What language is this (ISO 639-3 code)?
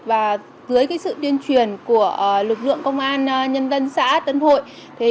vie